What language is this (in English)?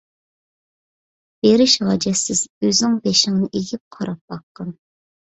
Uyghur